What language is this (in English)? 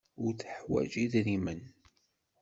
Kabyle